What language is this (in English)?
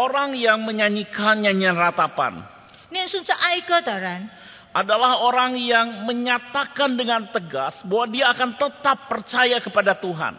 Indonesian